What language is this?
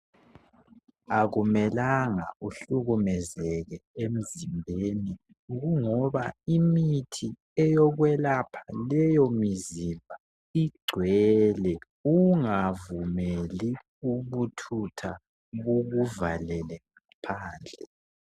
North Ndebele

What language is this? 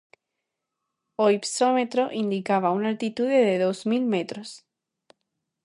Galician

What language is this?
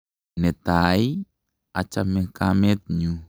Kalenjin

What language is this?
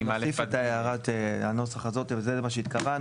Hebrew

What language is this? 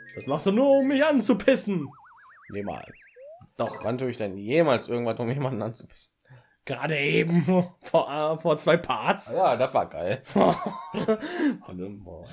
German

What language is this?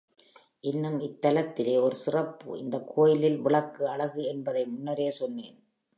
Tamil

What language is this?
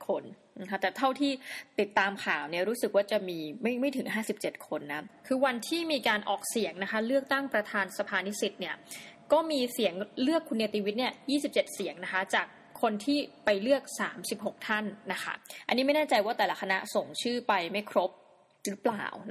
Thai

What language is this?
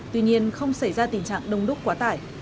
Vietnamese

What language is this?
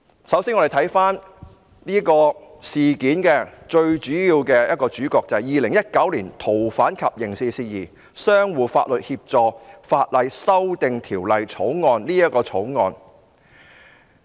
Cantonese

